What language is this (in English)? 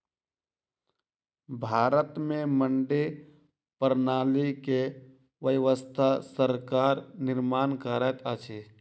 Maithili